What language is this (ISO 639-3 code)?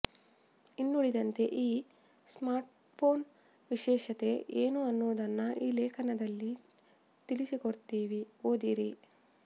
kan